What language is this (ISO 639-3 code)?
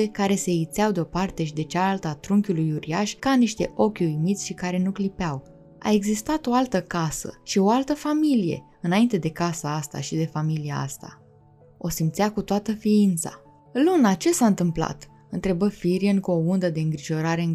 ron